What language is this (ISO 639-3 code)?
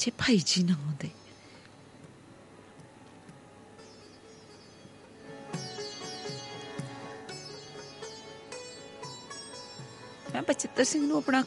hin